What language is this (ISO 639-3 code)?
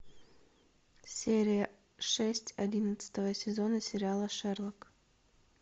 rus